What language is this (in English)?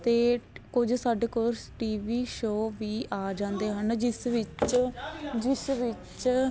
Punjabi